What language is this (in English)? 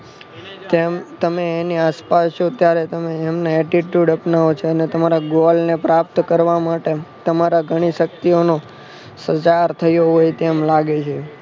Gujarati